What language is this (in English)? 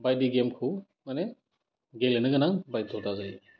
Bodo